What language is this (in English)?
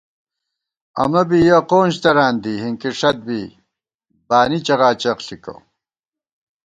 Gawar-Bati